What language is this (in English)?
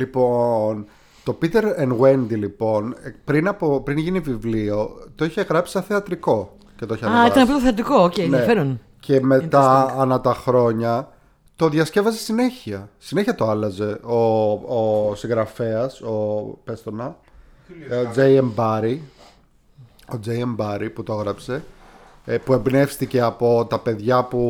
Greek